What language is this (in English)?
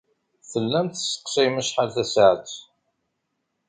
Kabyle